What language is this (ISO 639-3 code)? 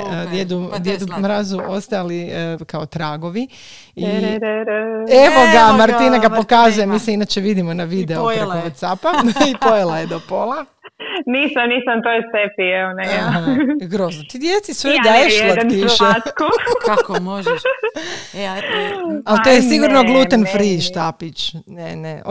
hrv